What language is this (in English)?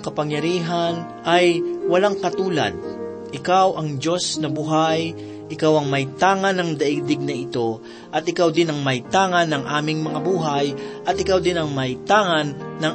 Filipino